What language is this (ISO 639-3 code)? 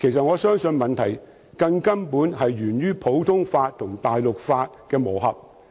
yue